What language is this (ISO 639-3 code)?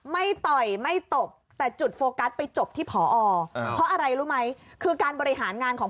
tha